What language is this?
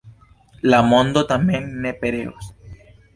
Esperanto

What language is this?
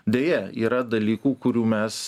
Lithuanian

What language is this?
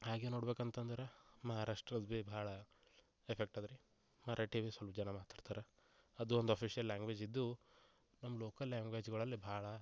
Kannada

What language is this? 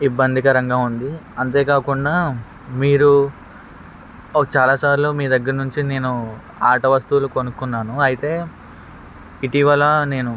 Telugu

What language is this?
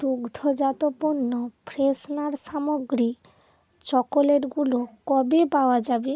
Bangla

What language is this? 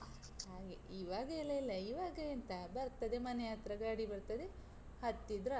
Kannada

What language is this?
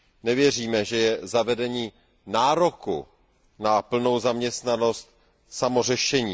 Czech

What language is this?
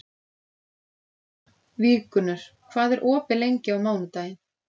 Icelandic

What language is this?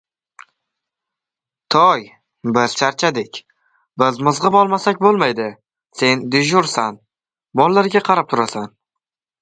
Uzbek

